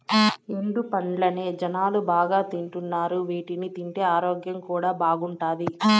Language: Telugu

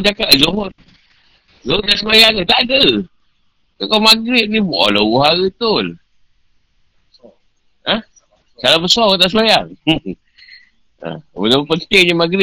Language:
Malay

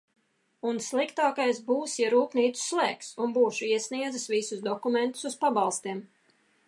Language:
Latvian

